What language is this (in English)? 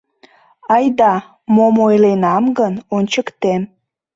Mari